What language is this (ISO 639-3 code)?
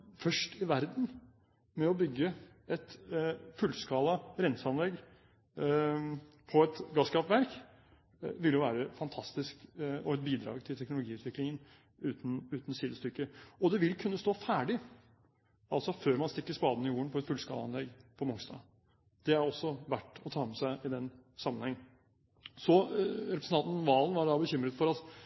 nob